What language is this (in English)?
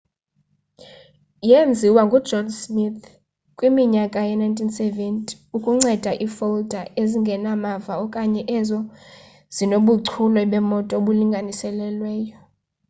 Xhosa